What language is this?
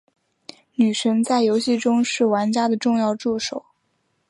Chinese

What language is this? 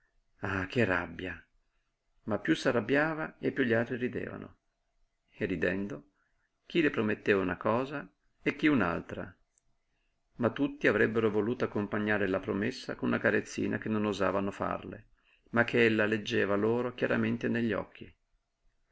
Italian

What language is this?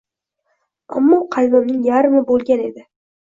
Uzbek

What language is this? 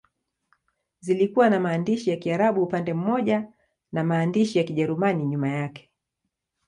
Swahili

